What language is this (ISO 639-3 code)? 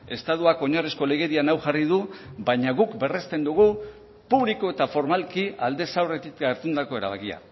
eus